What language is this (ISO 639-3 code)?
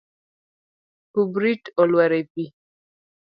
luo